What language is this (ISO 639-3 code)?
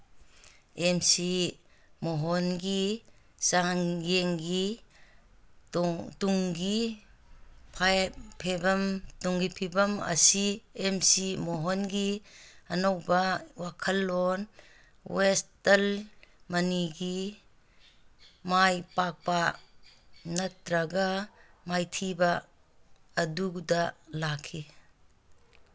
mni